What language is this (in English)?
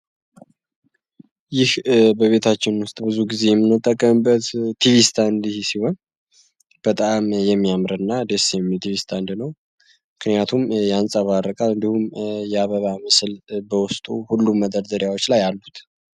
Amharic